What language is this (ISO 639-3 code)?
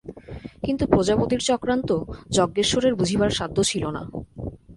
ben